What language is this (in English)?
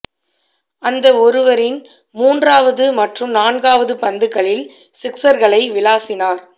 Tamil